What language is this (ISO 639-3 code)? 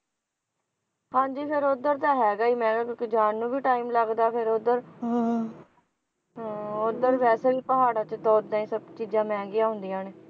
pan